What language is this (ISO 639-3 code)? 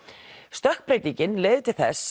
isl